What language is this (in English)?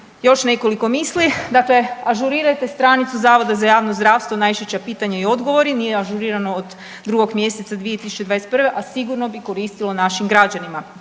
Croatian